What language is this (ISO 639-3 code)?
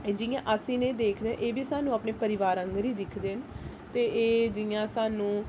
doi